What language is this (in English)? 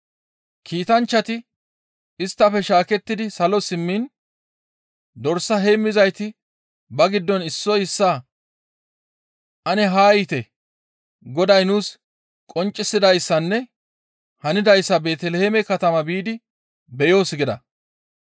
Gamo